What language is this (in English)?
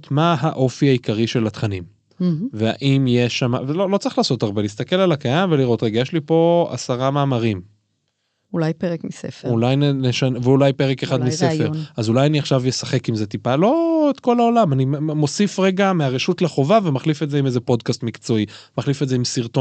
Hebrew